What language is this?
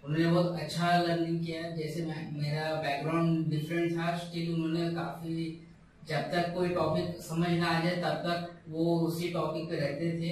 Hindi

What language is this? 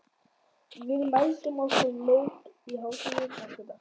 Icelandic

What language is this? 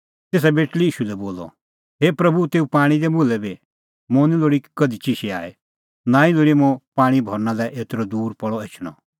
Kullu Pahari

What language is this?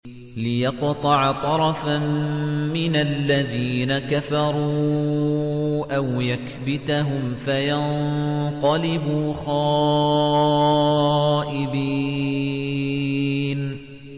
Arabic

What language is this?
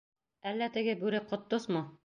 Bashkir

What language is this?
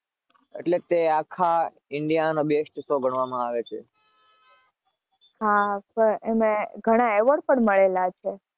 Gujarati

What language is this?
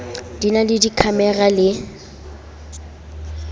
Southern Sotho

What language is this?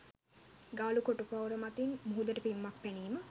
Sinhala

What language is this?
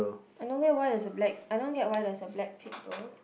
English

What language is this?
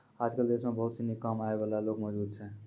Maithili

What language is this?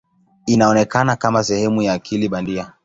Swahili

